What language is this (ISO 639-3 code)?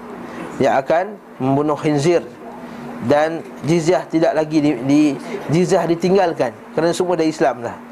msa